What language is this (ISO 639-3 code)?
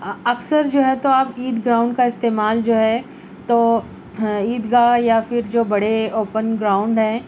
urd